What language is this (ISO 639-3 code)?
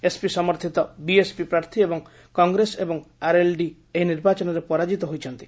ori